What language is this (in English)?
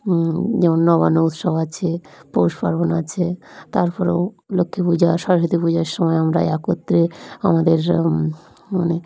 Bangla